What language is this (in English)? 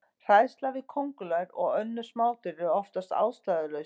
Icelandic